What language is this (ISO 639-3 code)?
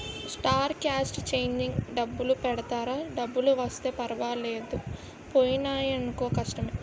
tel